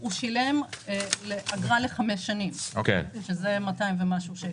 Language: Hebrew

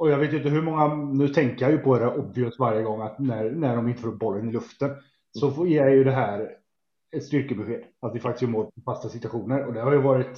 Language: Swedish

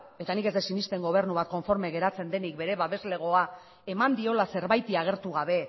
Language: Basque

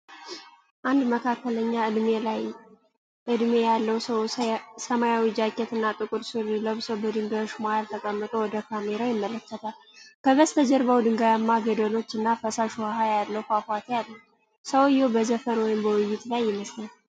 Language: Amharic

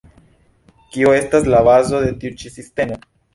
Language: Esperanto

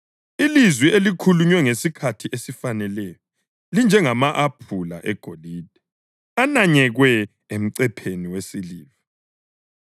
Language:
North Ndebele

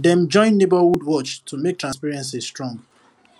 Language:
Nigerian Pidgin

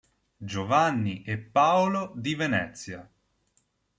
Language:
Italian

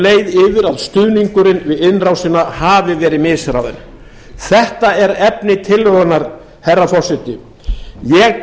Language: Icelandic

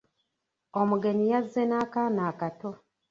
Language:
Ganda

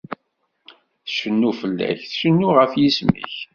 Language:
Kabyle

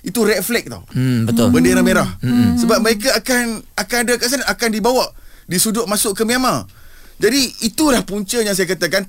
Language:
Malay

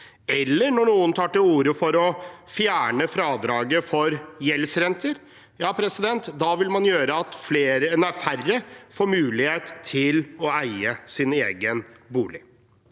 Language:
Norwegian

